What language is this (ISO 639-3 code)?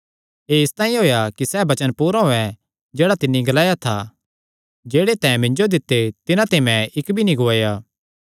xnr